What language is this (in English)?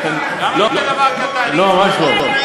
Hebrew